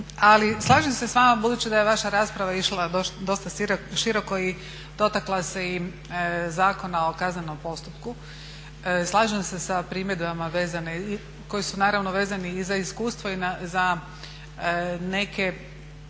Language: Croatian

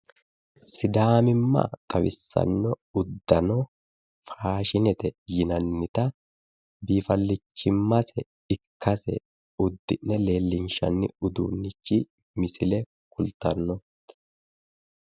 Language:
Sidamo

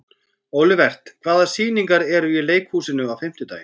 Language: Icelandic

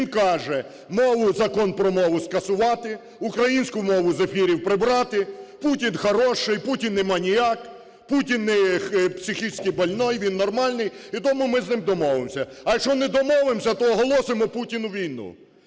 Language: Ukrainian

